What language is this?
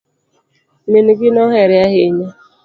Luo (Kenya and Tanzania)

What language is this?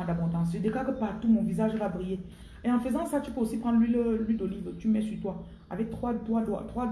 French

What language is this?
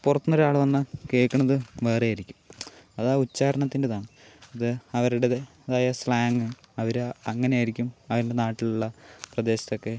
Malayalam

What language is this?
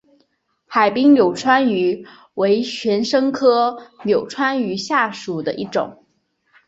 Chinese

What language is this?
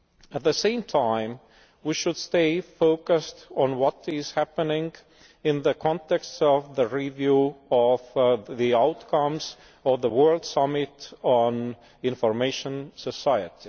English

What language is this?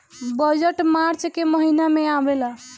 Bhojpuri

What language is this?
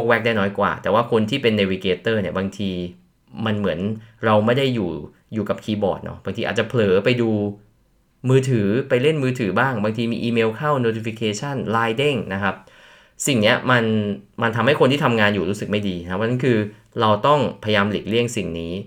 Thai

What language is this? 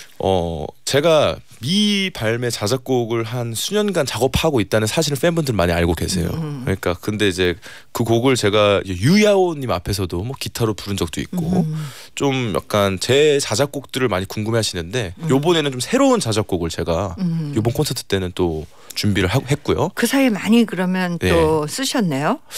Korean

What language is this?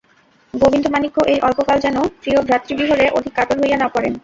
Bangla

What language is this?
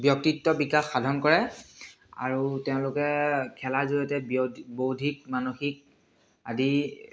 Assamese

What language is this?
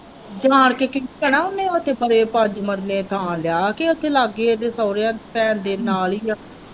Punjabi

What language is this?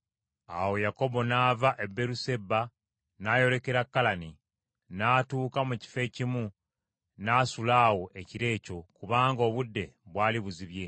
Ganda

